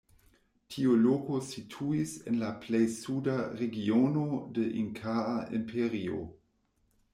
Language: Esperanto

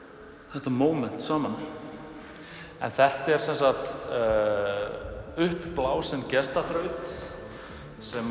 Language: Icelandic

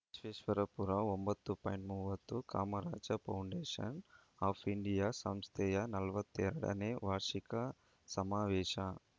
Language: Kannada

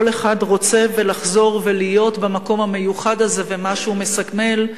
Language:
Hebrew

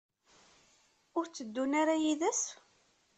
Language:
Kabyle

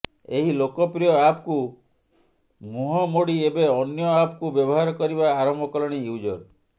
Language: Odia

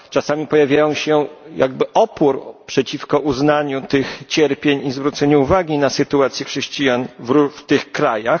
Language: Polish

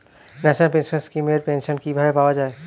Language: Bangla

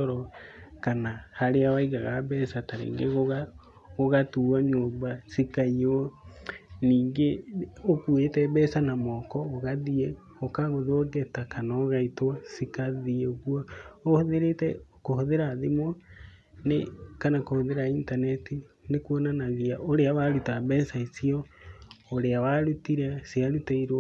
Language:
Kikuyu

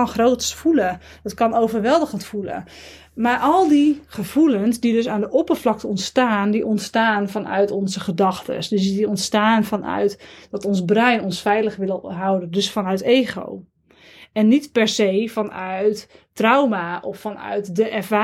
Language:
Dutch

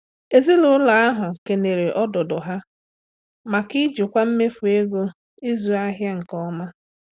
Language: Igbo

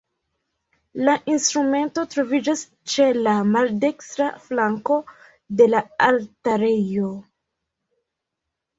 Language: Esperanto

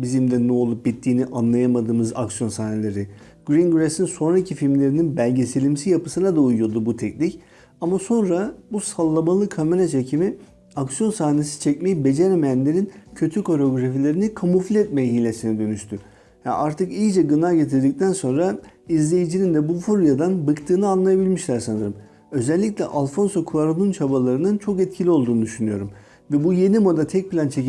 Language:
Turkish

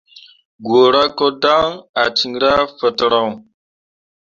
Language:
Mundang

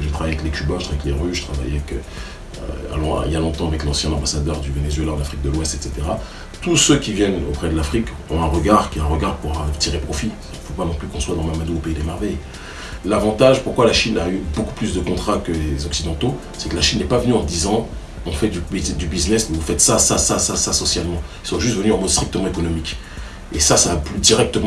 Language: French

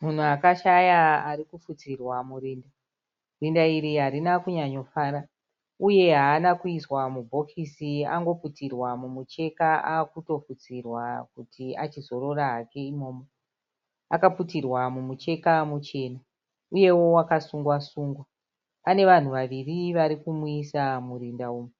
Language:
Shona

